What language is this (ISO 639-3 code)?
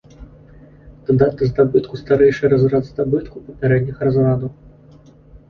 bel